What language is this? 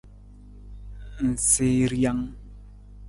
Nawdm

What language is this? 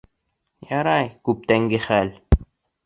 Bashkir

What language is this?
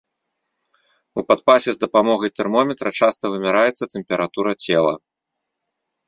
Belarusian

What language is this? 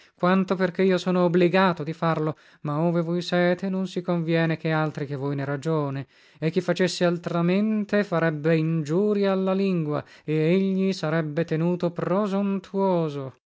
Italian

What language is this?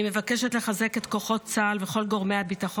Hebrew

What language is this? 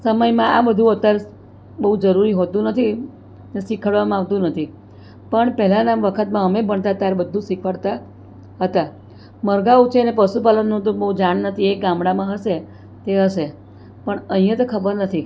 Gujarati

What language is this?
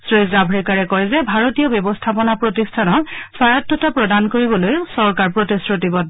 Assamese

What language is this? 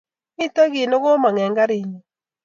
Kalenjin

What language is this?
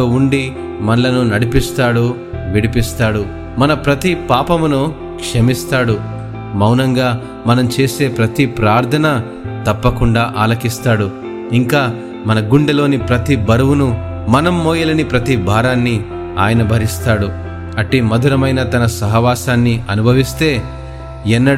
Telugu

